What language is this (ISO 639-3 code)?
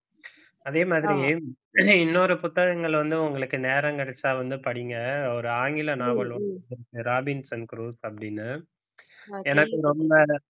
tam